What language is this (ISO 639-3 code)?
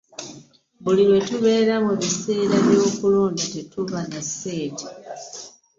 lug